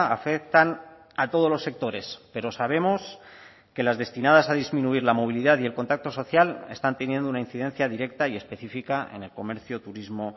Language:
Spanish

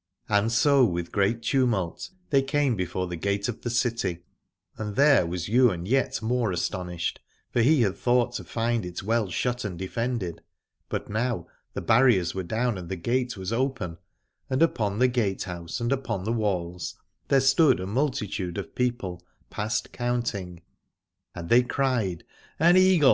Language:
English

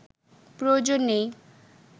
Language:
Bangla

